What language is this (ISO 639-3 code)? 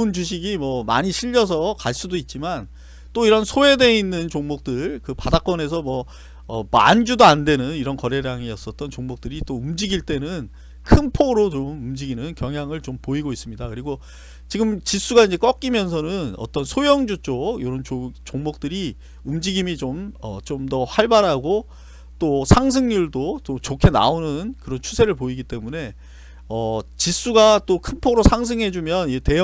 kor